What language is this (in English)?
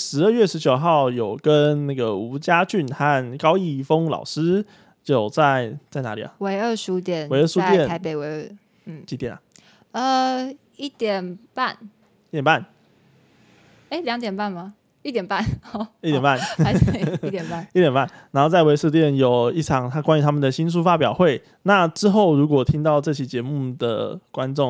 Chinese